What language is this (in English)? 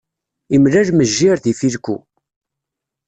Kabyle